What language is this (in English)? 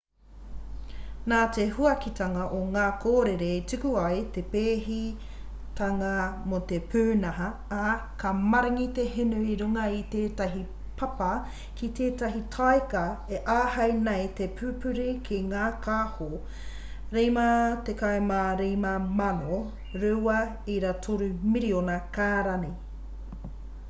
Māori